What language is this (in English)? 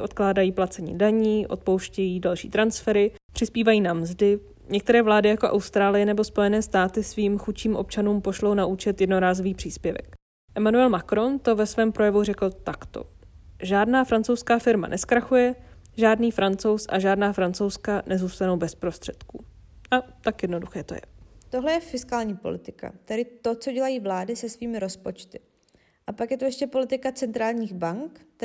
Czech